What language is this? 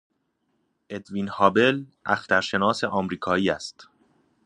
Persian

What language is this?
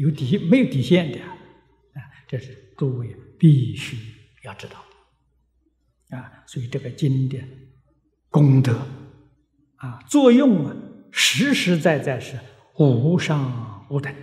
Chinese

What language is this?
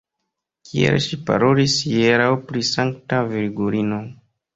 Esperanto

